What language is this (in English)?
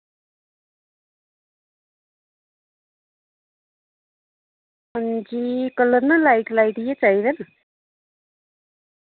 Dogri